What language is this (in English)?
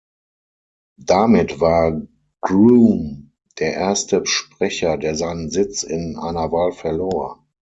German